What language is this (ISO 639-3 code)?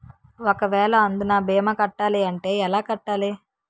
tel